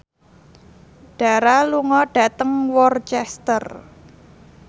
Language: Javanese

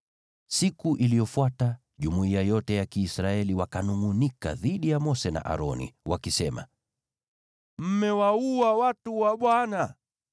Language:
Swahili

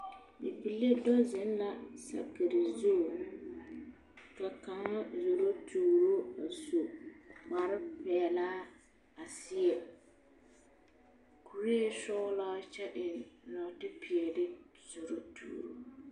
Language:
Southern Dagaare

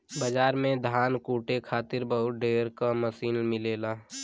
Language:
Bhojpuri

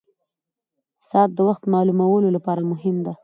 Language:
Pashto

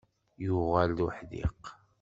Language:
Kabyle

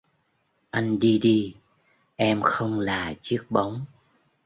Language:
Vietnamese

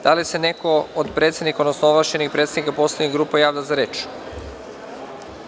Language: Serbian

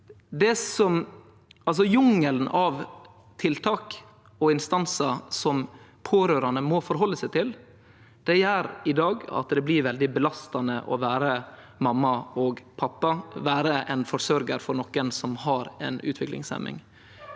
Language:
Norwegian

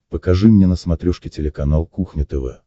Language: Russian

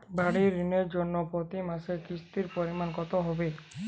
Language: Bangla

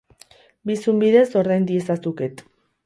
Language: Basque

